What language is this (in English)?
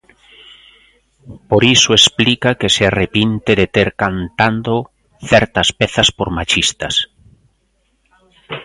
Galician